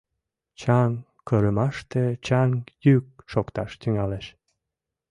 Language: Mari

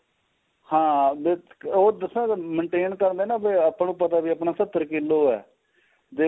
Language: Punjabi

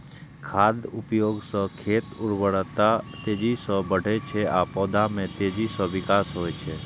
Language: Maithili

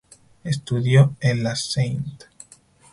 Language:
Spanish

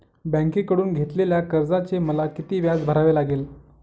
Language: Marathi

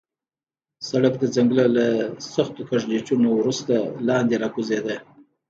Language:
Pashto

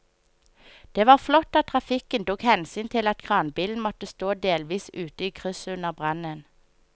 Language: Norwegian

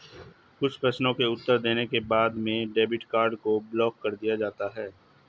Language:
Hindi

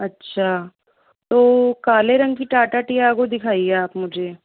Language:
Hindi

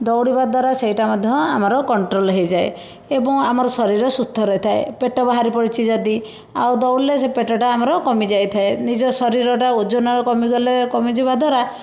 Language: Odia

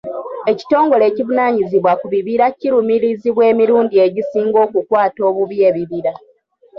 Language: Ganda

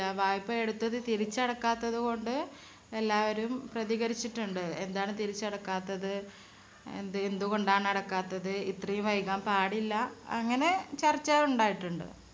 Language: Malayalam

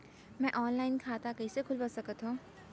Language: Chhattisgarhi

